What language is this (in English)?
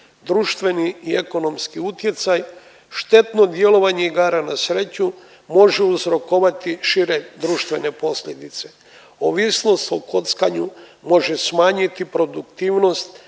Croatian